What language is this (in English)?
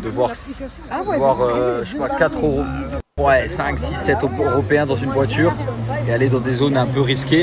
French